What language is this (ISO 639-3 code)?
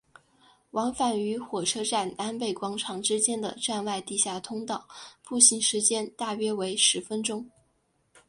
zho